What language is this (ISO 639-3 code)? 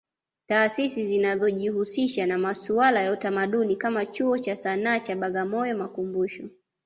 swa